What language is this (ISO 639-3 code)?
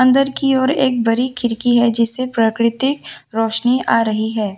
hin